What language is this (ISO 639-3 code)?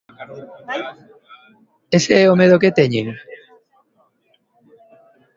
glg